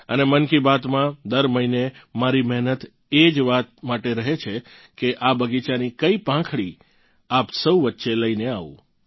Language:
Gujarati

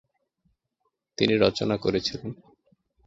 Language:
Bangla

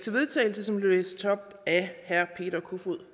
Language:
Danish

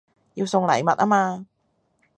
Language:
Cantonese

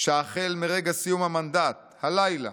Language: Hebrew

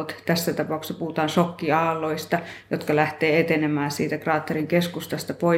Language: Finnish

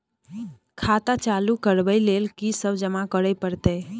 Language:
Maithili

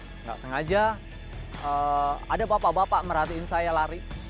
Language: Indonesian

